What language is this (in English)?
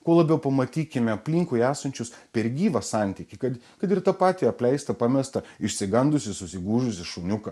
Lithuanian